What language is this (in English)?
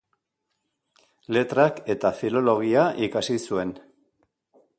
Basque